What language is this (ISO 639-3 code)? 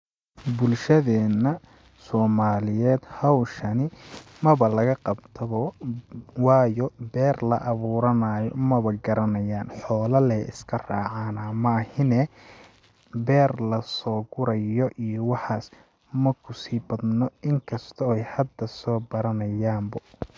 som